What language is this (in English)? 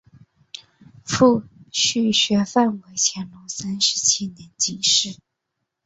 Chinese